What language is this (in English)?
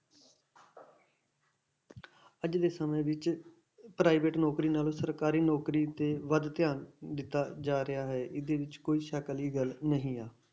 Punjabi